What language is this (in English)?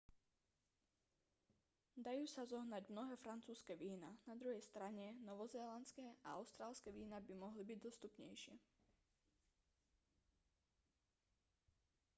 Slovak